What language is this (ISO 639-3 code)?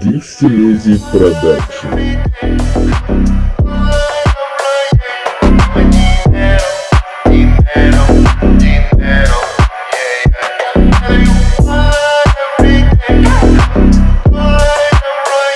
nld